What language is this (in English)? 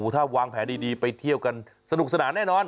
Thai